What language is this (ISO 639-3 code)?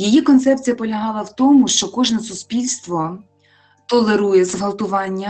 ukr